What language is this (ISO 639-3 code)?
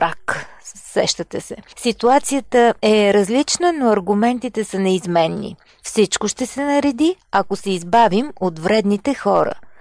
bul